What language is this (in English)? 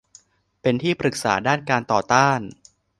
Thai